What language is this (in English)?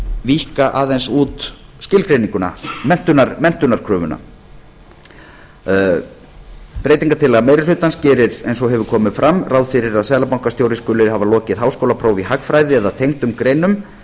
Icelandic